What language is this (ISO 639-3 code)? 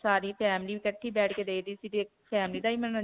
pan